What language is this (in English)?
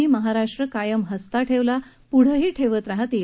Marathi